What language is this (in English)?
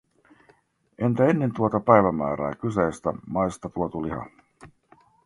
Finnish